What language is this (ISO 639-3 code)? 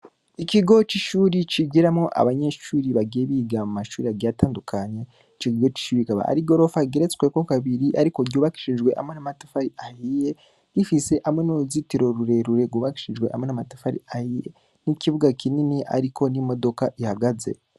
run